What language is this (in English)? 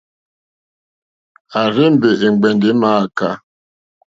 Mokpwe